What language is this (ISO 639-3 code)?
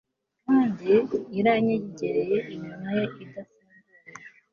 kin